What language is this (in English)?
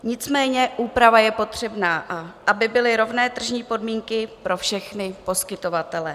Czech